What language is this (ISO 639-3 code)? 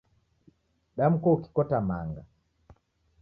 dav